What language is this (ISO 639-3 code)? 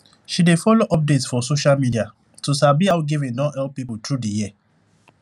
pcm